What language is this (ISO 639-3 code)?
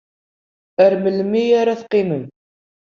kab